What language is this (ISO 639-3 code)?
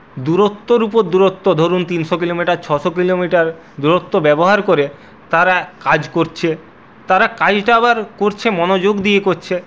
ben